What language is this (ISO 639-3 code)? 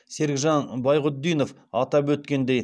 kaz